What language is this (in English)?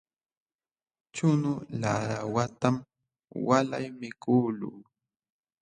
Jauja Wanca Quechua